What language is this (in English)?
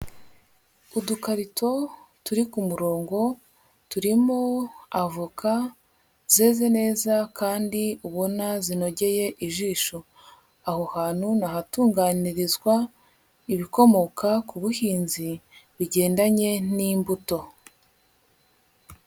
Kinyarwanda